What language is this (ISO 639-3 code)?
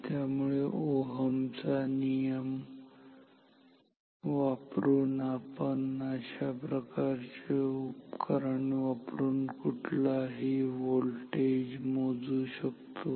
mar